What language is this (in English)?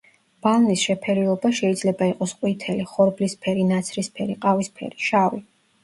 Georgian